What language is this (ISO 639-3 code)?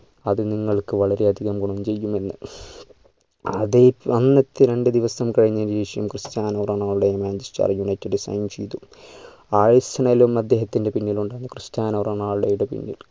mal